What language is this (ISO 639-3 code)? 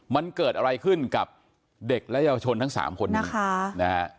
tha